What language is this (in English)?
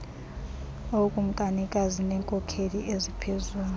Xhosa